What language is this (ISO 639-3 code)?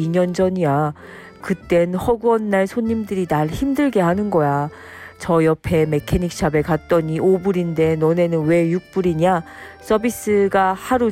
kor